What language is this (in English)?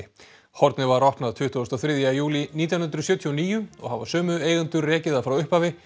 Icelandic